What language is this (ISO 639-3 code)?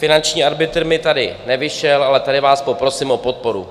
ces